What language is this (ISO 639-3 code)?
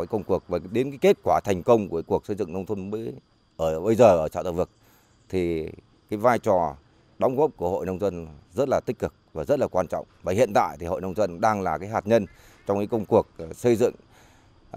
vie